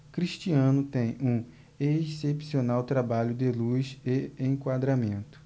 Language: Portuguese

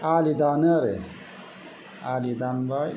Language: Bodo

